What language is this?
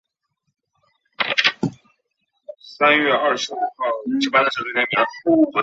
Chinese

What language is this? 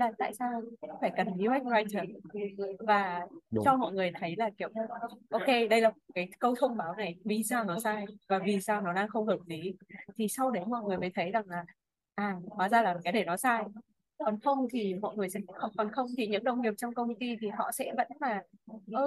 Vietnamese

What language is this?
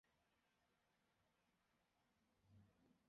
Chinese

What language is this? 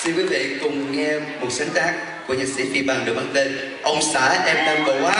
Vietnamese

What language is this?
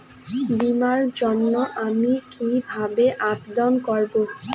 Bangla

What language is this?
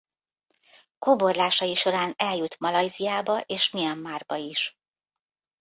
Hungarian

